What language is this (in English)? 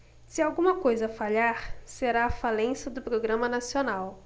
Portuguese